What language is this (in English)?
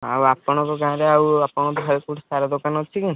Odia